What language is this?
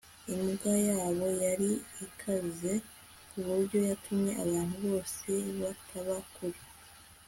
Kinyarwanda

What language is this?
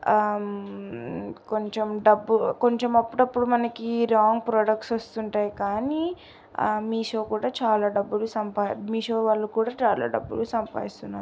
Telugu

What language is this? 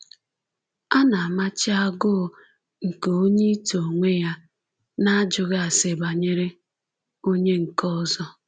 Igbo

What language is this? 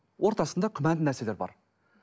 Kazakh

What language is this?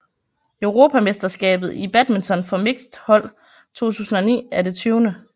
Danish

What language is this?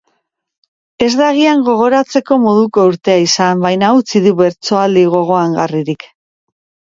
Basque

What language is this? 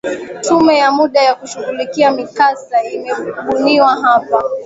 Swahili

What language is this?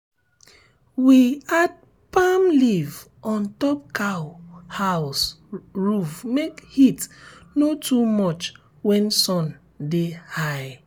Nigerian Pidgin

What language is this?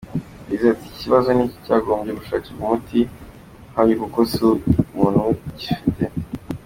Kinyarwanda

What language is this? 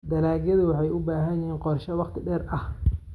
Somali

